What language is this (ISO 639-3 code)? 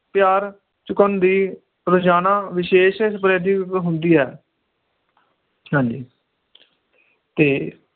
pan